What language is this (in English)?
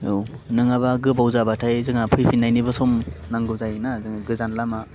Bodo